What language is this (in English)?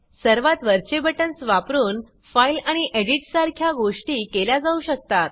Marathi